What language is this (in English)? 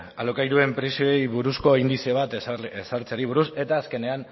Basque